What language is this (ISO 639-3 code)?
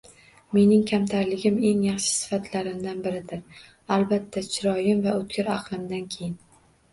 uzb